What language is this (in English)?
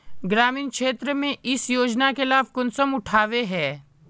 Magahi